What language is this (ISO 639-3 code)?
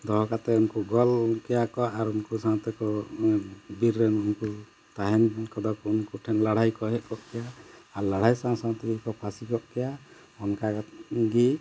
sat